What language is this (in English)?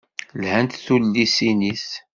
Kabyle